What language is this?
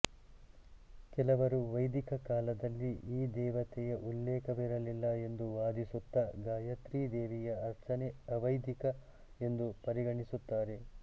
Kannada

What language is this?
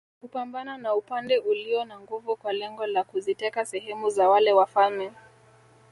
Swahili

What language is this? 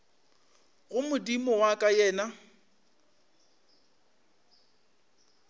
Northern Sotho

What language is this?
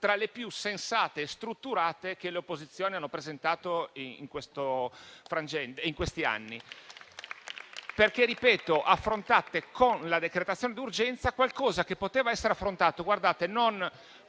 Italian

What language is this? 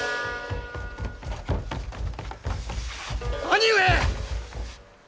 Japanese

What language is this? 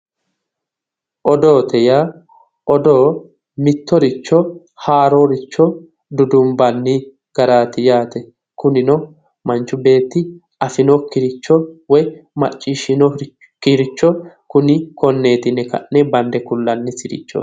Sidamo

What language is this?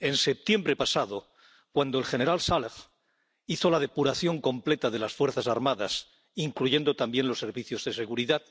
Spanish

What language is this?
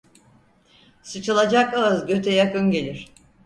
Turkish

